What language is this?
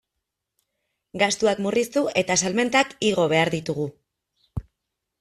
Basque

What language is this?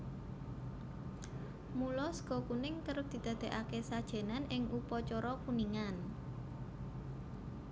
Javanese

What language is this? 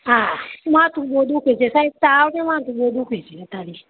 Gujarati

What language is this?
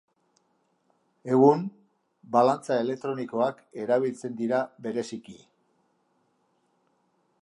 Basque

